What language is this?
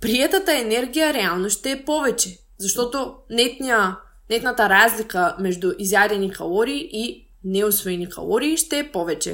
Bulgarian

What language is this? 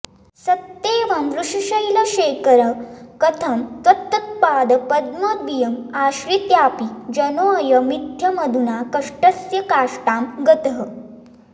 Sanskrit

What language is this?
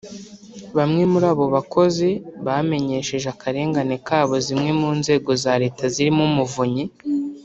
Kinyarwanda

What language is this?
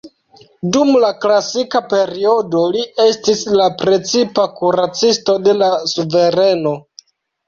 Esperanto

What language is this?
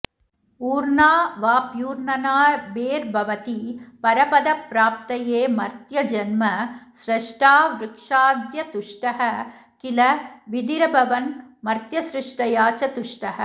Sanskrit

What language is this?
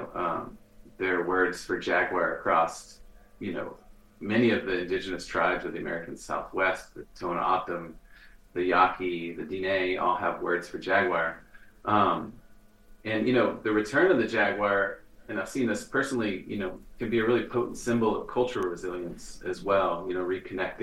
English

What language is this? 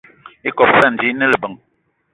Eton (Cameroon)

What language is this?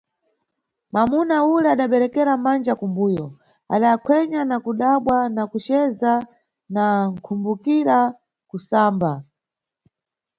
Nyungwe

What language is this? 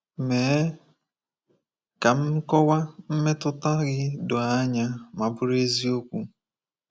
Igbo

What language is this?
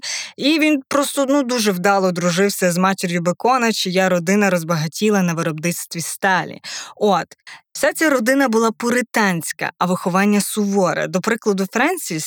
Ukrainian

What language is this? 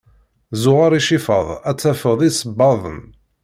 Kabyle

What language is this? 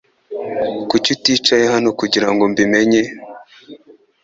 Kinyarwanda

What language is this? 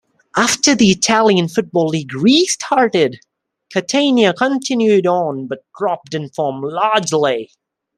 English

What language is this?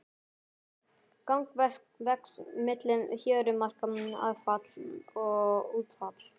Icelandic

